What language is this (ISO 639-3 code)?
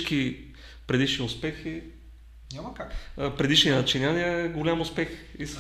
bul